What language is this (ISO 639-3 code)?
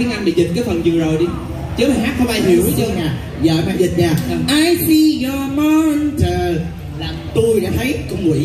vie